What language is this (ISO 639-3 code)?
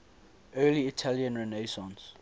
eng